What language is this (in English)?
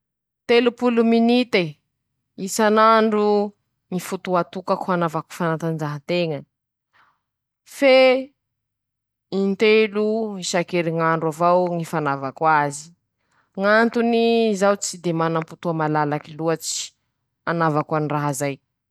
Masikoro Malagasy